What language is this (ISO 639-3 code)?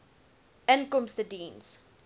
afr